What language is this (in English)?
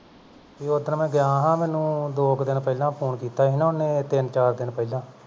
Punjabi